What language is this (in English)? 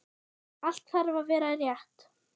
Icelandic